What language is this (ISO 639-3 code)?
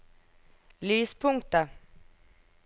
nor